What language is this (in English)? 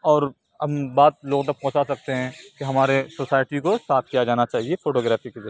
Urdu